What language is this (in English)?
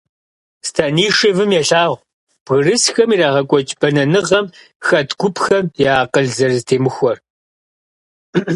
Kabardian